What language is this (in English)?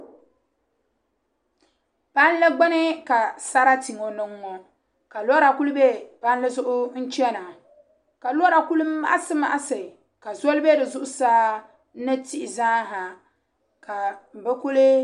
Dagbani